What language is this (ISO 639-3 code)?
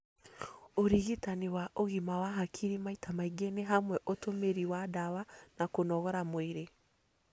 kik